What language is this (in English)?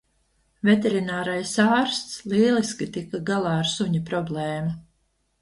Latvian